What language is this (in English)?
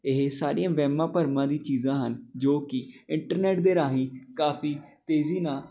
Punjabi